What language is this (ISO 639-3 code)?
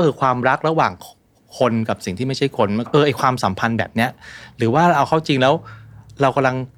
tha